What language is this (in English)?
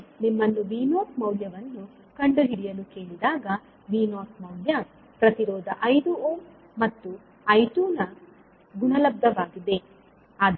Kannada